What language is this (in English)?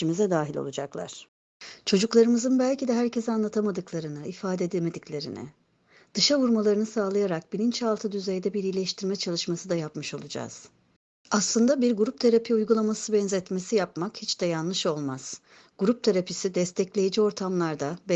Turkish